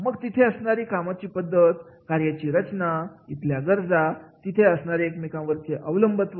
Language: Marathi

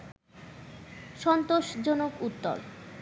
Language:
Bangla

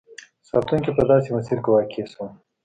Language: Pashto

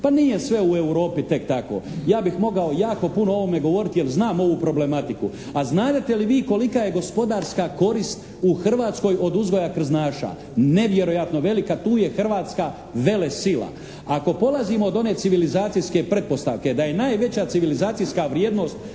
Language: Croatian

